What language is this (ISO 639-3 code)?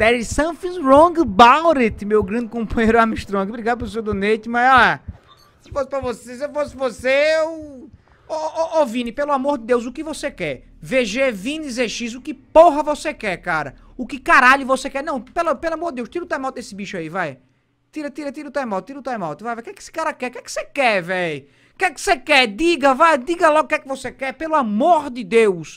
por